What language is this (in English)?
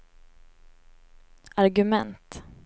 Swedish